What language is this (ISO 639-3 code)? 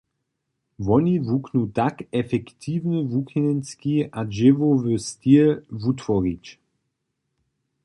hsb